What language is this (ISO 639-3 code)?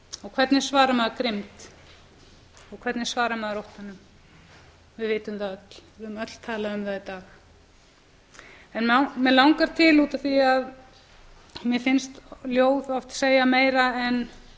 isl